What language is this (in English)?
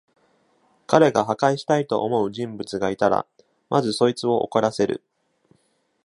Japanese